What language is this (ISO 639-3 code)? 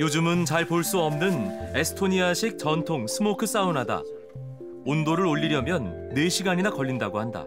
kor